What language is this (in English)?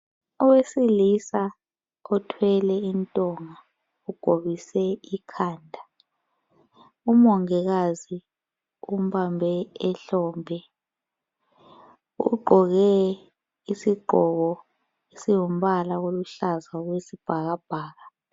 North Ndebele